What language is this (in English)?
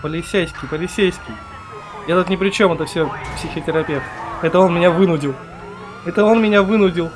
Russian